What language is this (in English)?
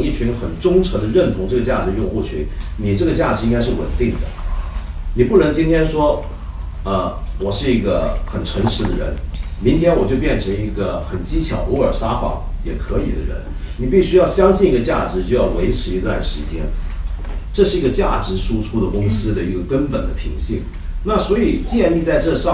Chinese